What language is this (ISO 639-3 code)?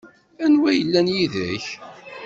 kab